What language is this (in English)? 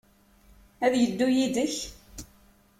Kabyle